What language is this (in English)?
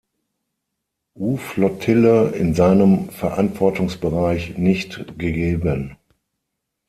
German